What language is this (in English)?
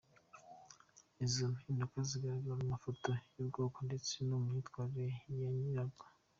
Kinyarwanda